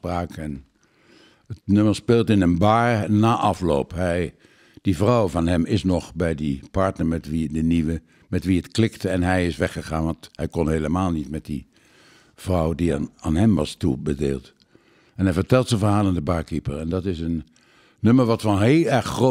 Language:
Dutch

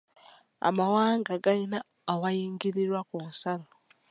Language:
Ganda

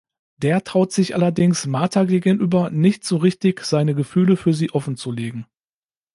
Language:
German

